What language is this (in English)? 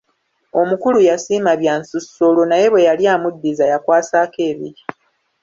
Ganda